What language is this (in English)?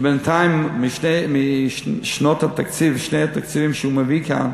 Hebrew